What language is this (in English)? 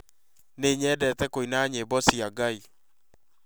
Kikuyu